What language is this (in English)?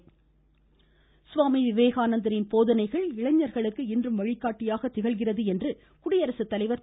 Tamil